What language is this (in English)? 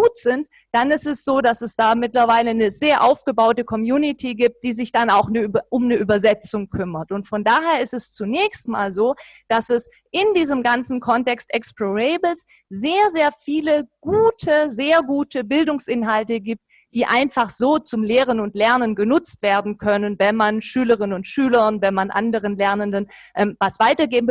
German